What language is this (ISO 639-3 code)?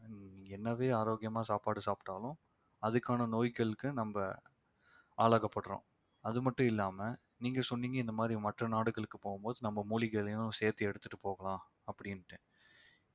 tam